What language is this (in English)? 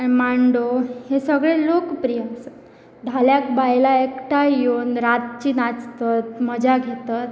Konkani